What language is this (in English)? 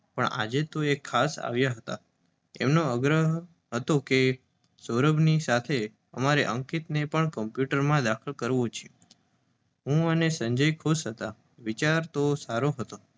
Gujarati